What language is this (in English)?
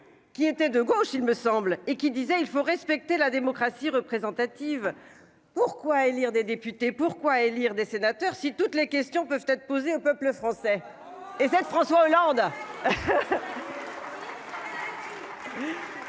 French